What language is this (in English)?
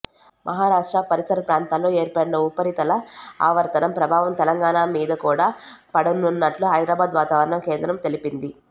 Telugu